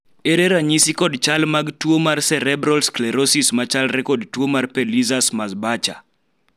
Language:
Luo (Kenya and Tanzania)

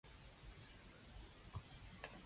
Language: Cantonese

